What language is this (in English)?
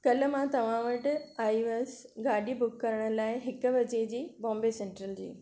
Sindhi